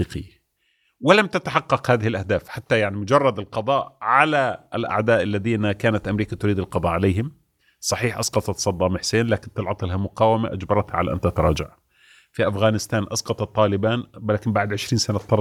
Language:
Arabic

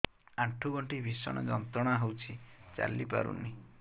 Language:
Odia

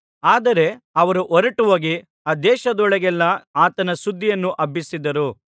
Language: Kannada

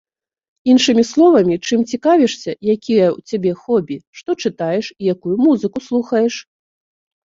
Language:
Belarusian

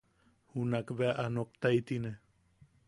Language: Yaqui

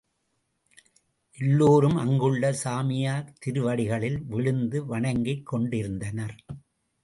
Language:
Tamil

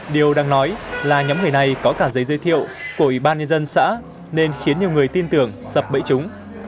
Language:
Vietnamese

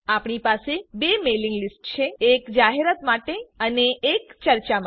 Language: Gujarati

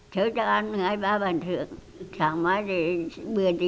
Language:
Vietnamese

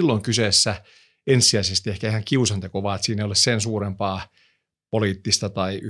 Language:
Finnish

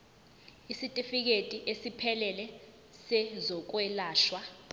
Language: Zulu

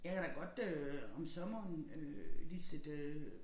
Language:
Danish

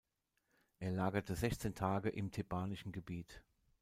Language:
German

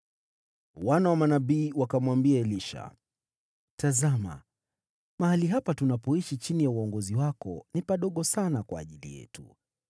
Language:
Swahili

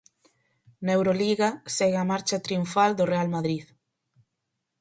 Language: Galician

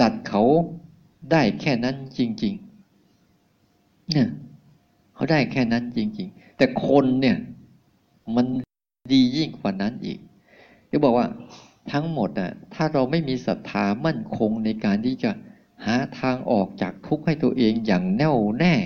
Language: Thai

